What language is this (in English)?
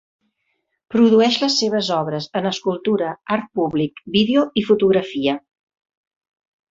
Catalan